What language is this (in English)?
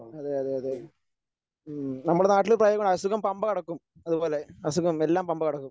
Malayalam